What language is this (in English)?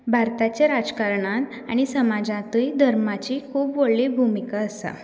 Konkani